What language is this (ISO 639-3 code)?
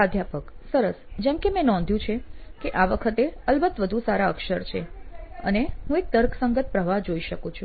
guj